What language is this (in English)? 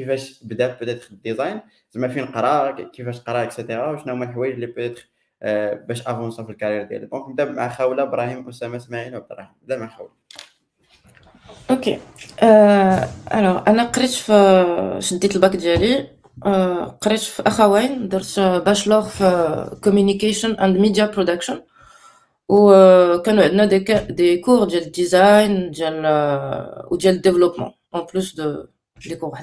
Arabic